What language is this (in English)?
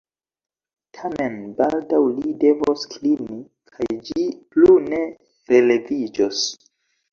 Esperanto